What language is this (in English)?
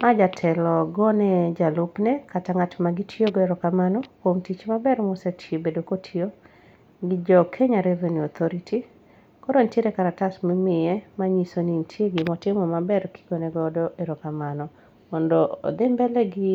Luo (Kenya and Tanzania)